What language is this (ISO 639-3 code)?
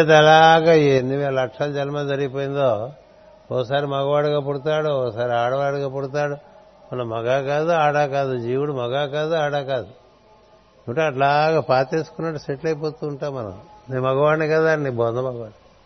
tel